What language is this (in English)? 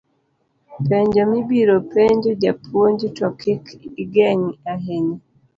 Luo (Kenya and Tanzania)